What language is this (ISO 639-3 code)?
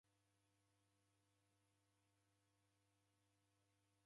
dav